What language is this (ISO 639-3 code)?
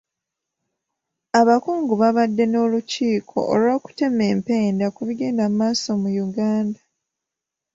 lug